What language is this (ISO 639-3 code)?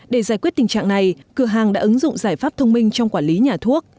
vie